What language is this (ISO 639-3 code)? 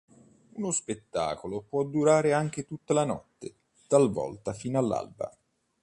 ita